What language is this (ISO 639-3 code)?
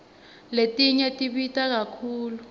ssw